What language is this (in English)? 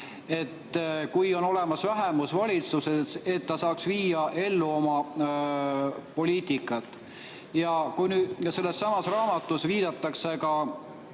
Estonian